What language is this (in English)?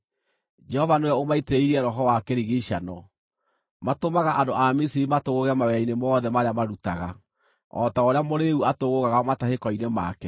Kikuyu